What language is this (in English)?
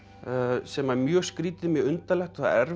Icelandic